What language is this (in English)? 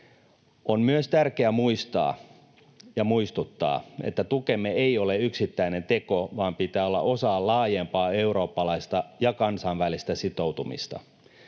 Finnish